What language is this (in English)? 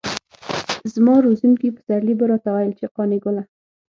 Pashto